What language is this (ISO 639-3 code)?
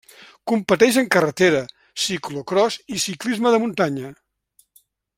cat